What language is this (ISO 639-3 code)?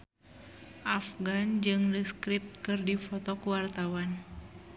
sun